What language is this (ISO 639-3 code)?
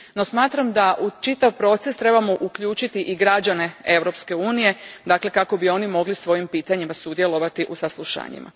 hrv